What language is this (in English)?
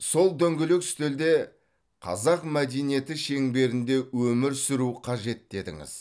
Kazakh